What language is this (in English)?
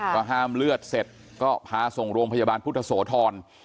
Thai